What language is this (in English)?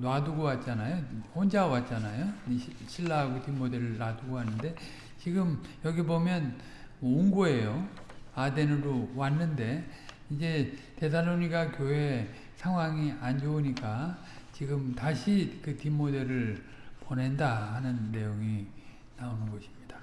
Korean